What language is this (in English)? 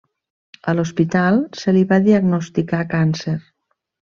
Catalan